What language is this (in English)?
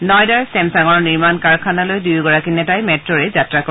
Assamese